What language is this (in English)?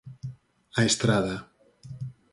Galician